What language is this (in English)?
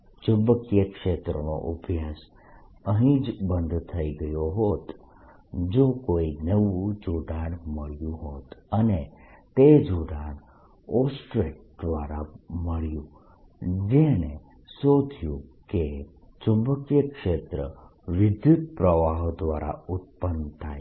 Gujarati